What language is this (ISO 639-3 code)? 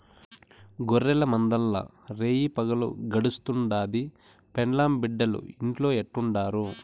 tel